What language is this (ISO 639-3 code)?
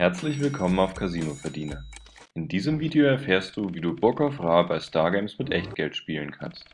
deu